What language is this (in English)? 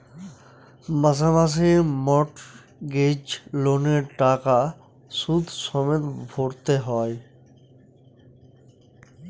Bangla